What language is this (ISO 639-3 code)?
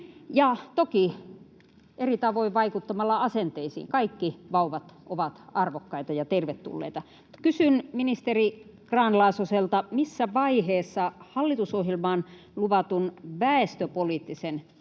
fin